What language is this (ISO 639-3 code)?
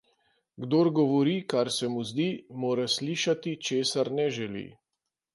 slv